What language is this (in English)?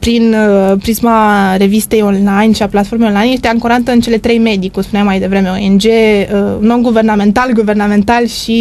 Romanian